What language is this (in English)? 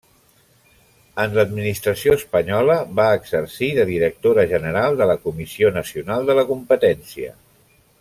Catalan